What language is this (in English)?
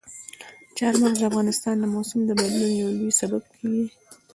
Pashto